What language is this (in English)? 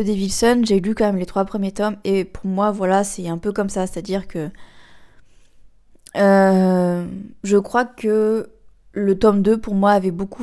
French